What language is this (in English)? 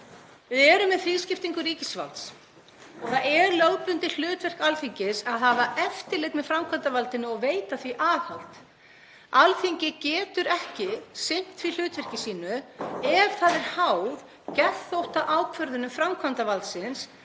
Icelandic